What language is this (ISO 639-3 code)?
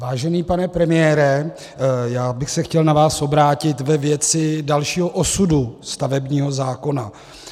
ces